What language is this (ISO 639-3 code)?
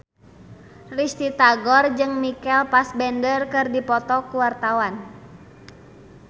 sun